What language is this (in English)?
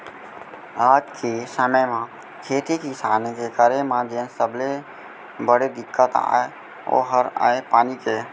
Chhattisgarhi